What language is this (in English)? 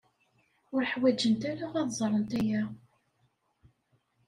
Kabyle